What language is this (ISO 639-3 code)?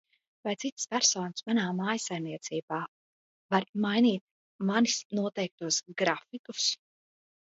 lav